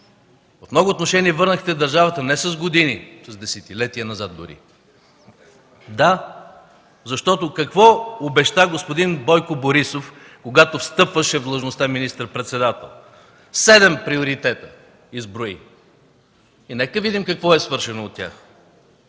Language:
Bulgarian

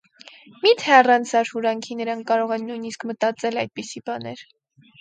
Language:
Armenian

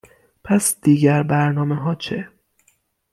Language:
Persian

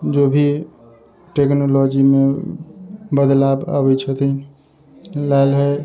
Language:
Maithili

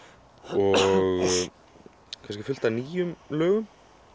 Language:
Icelandic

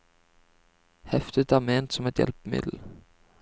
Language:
Norwegian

